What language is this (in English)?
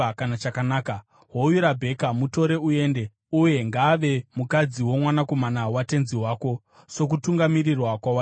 Shona